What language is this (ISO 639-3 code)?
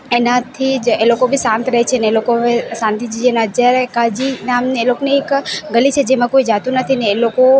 guj